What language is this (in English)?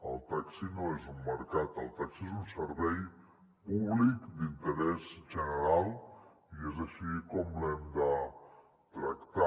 Catalan